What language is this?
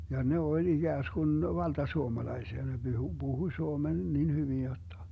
Finnish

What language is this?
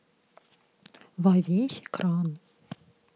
Russian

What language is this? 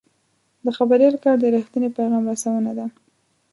Pashto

